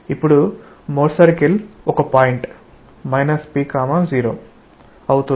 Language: Telugu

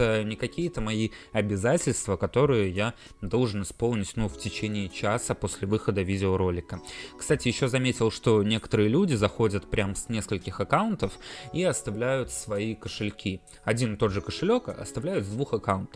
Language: Russian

